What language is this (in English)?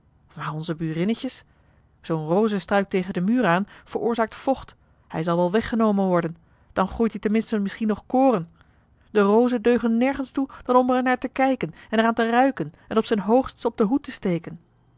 Dutch